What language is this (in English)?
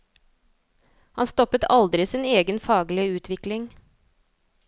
Norwegian